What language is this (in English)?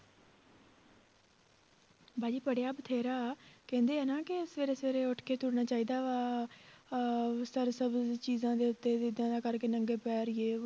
Punjabi